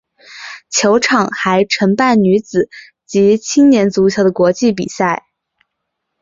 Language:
Chinese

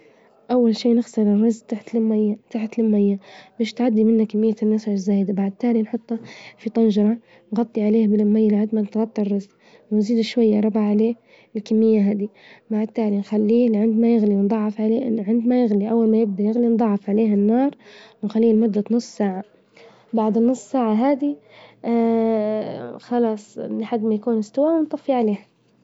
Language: Libyan Arabic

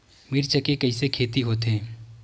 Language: Chhattisgarhi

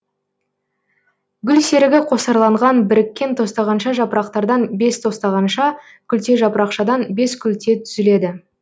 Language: Kazakh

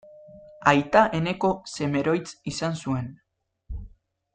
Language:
Basque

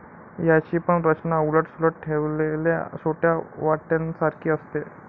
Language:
Marathi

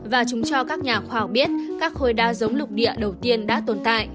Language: Vietnamese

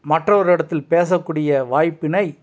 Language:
Tamil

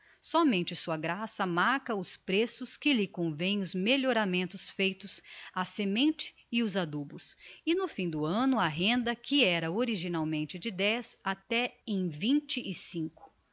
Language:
Portuguese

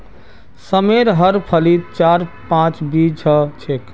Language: Magahi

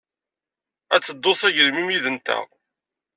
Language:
Kabyle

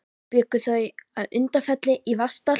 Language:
Icelandic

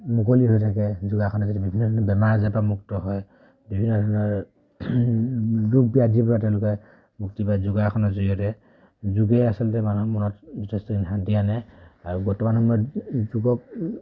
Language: Assamese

